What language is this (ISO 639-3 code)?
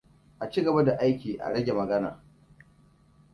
hau